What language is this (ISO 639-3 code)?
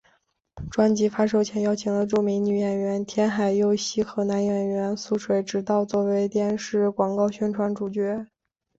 zho